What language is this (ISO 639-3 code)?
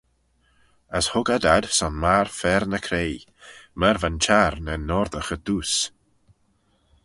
glv